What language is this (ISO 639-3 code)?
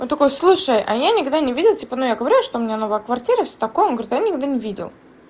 rus